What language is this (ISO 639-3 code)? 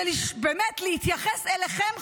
heb